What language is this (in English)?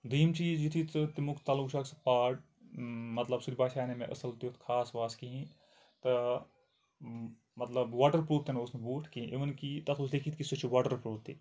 Kashmiri